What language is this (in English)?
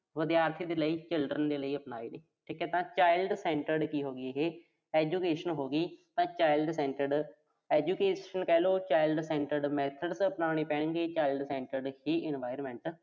Punjabi